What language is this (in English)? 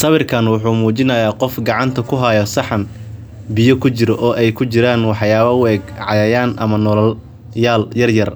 Somali